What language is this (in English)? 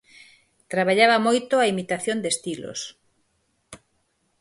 Galician